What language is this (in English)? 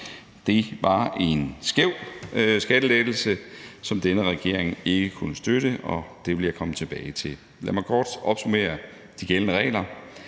Danish